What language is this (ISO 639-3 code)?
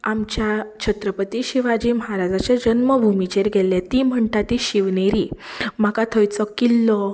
kok